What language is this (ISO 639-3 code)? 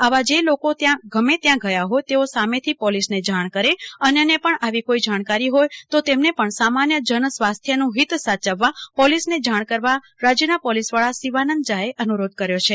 guj